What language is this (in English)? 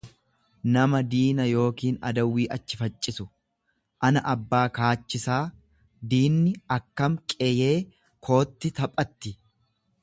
Oromo